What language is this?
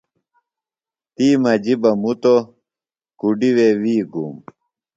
Phalura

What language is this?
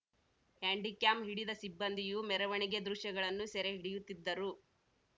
Kannada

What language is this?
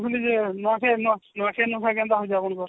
Odia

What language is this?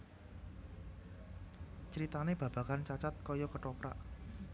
Javanese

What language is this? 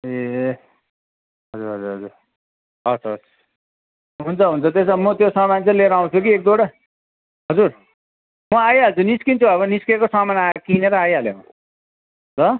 Nepali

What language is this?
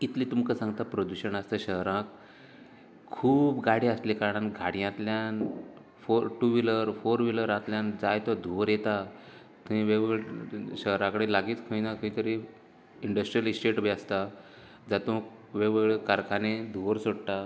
Konkani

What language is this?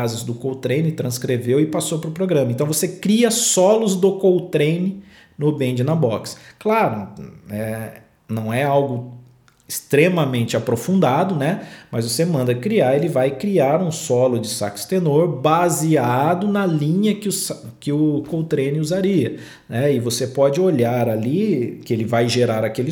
Portuguese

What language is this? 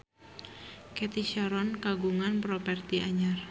Sundanese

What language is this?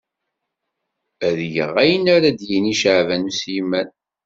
Kabyle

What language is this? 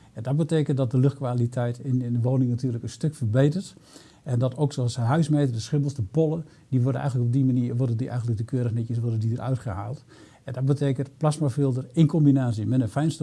Dutch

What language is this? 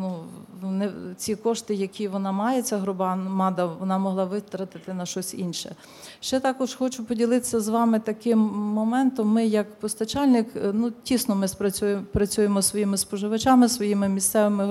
Ukrainian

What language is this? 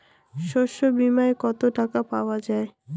Bangla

